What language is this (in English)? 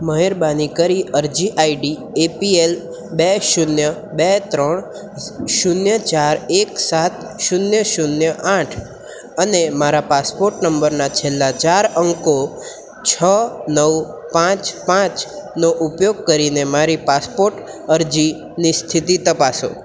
Gujarati